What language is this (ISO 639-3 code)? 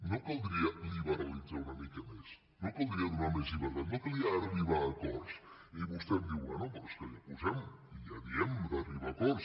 cat